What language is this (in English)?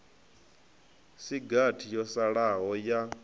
Venda